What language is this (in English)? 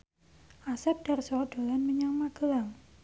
Javanese